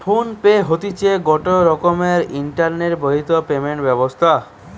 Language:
Bangla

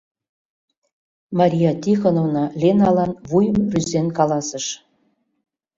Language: Mari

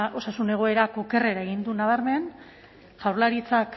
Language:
Basque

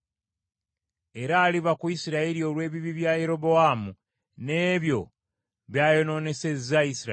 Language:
Ganda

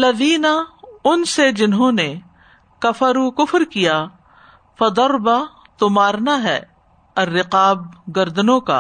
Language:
Urdu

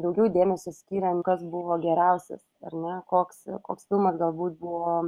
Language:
Lithuanian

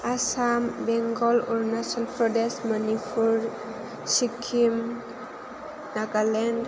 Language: Bodo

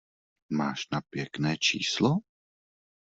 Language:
Czech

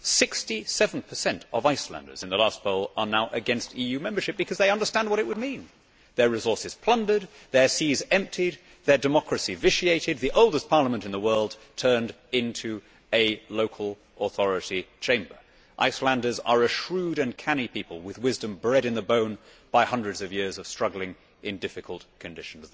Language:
English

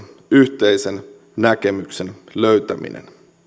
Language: Finnish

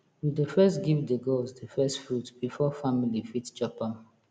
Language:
Nigerian Pidgin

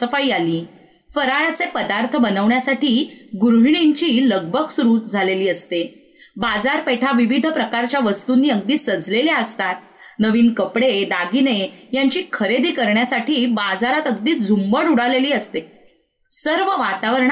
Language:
Marathi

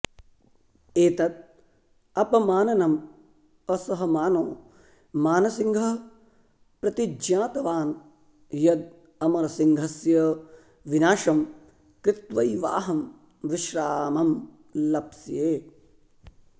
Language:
Sanskrit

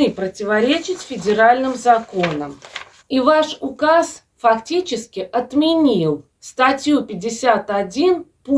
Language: Russian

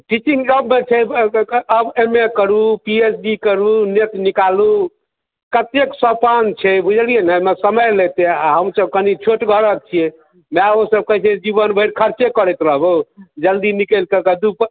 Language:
Maithili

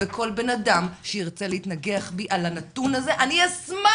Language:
Hebrew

